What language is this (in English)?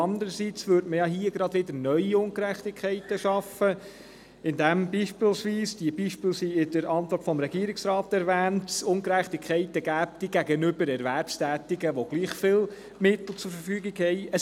Swiss German